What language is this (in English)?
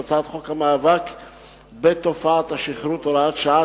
Hebrew